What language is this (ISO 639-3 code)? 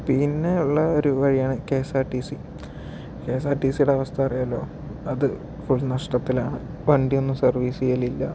mal